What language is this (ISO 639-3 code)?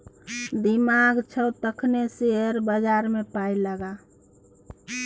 mai